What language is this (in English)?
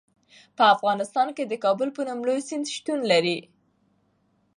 Pashto